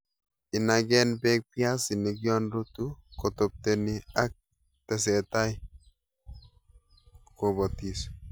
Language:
Kalenjin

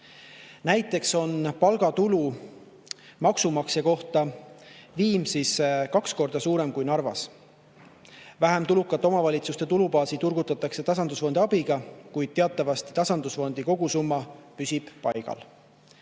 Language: Estonian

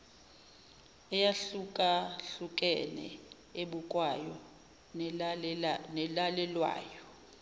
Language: Zulu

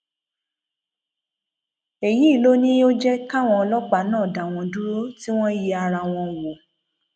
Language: Yoruba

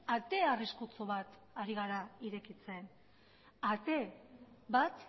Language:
Basque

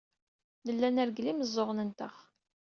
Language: Kabyle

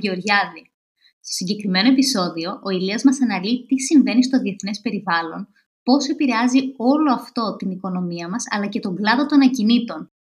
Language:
Greek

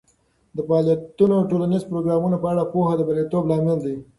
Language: Pashto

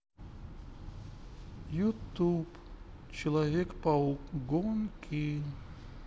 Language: Russian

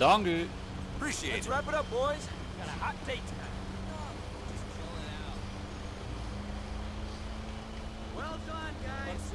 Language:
Dutch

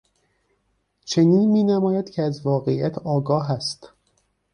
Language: Persian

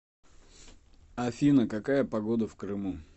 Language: Russian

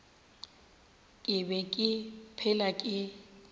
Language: Northern Sotho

